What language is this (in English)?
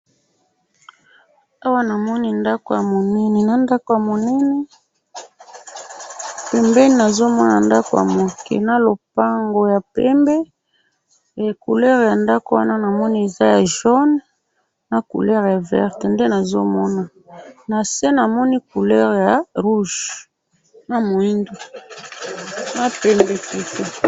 Lingala